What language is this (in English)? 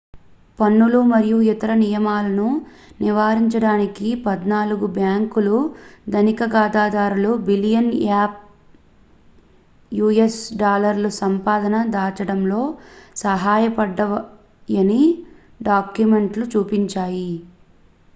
Telugu